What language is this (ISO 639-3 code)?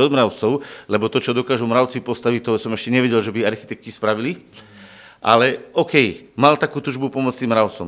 slk